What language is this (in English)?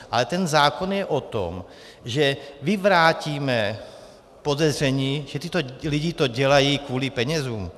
Czech